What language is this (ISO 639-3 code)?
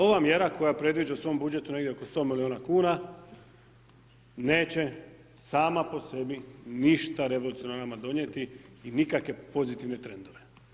hrv